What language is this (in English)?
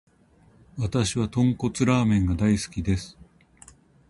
Japanese